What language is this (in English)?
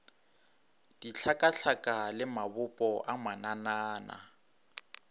Northern Sotho